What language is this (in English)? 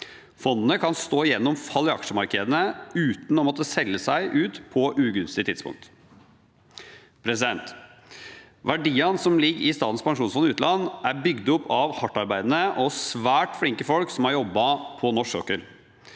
Norwegian